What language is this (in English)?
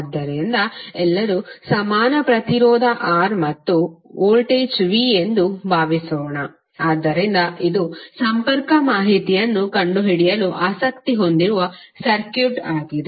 Kannada